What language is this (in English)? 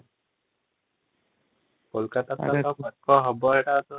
Odia